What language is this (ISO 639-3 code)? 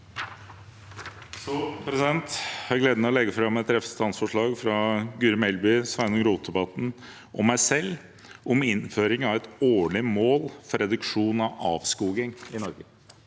nor